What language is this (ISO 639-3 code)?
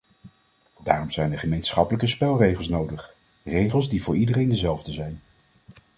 nld